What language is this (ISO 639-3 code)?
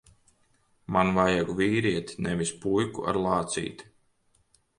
lav